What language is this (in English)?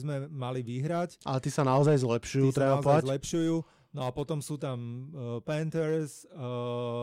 Slovak